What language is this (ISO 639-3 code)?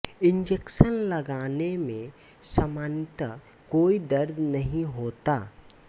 hin